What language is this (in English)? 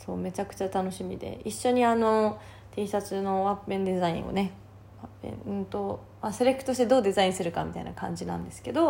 Japanese